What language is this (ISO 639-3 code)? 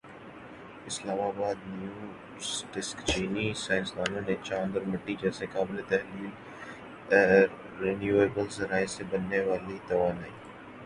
urd